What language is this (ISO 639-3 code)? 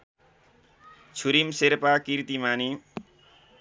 nep